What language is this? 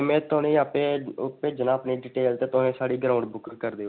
Dogri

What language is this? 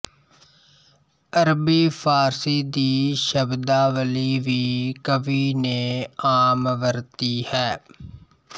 Punjabi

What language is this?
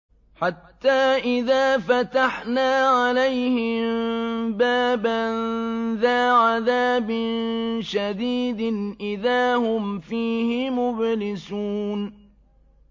Arabic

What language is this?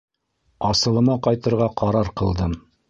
Bashkir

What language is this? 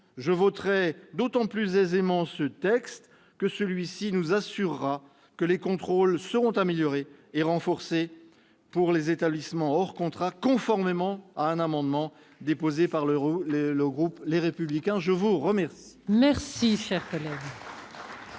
French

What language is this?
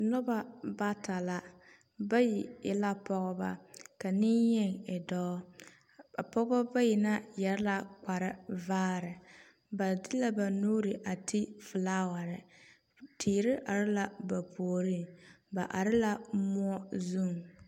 Southern Dagaare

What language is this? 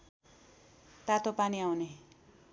Nepali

